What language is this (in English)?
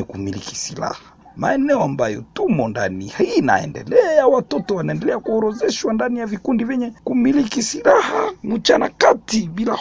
Swahili